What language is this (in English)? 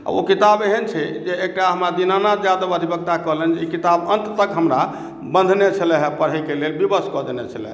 Maithili